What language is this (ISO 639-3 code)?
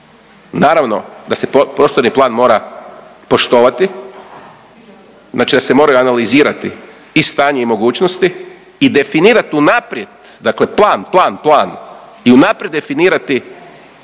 hrv